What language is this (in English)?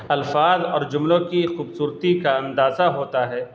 Urdu